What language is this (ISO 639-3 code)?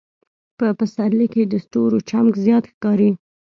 pus